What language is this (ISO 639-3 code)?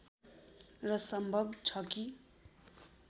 nep